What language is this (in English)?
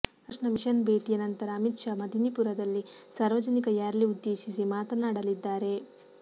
Kannada